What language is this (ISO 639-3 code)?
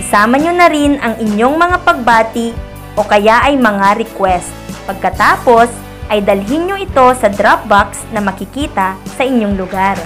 fil